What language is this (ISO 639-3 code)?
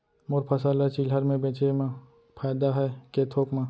hne